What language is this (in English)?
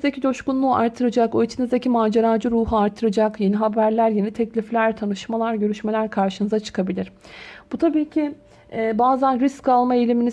Turkish